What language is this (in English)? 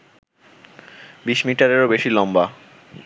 Bangla